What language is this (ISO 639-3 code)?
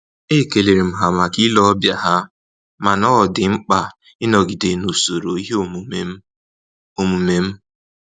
ibo